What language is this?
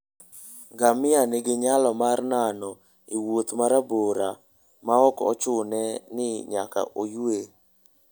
Luo (Kenya and Tanzania)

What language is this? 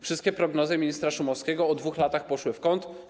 Polish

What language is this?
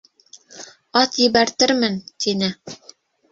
Bashkir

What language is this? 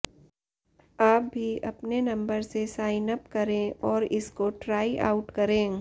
Hindi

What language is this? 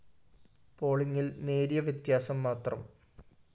Malayalam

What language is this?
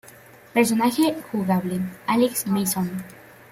Spanish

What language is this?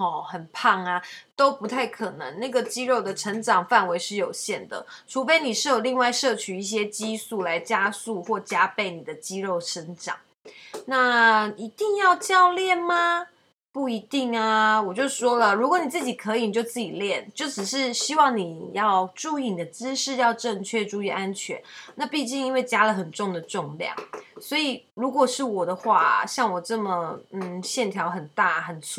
Chinese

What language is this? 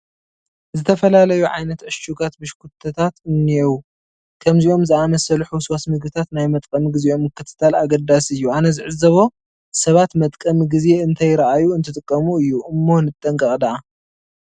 Tigrinya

